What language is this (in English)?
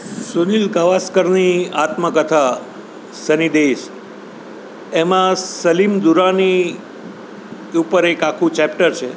Gujarati